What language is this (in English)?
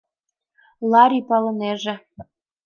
Mari